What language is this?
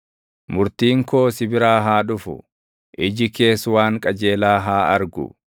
Oromo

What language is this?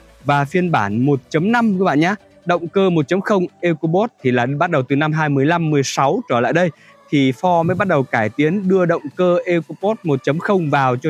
Vietnamese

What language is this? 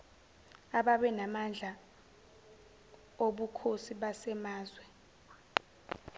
Zulu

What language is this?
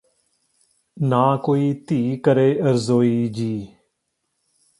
Punjabi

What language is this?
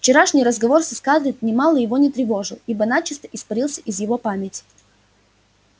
Russian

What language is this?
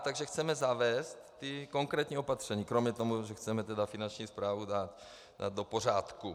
Czech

